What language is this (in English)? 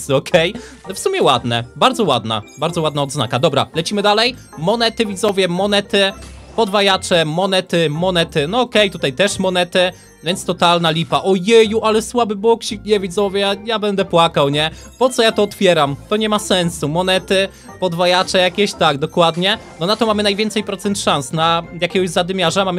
Polish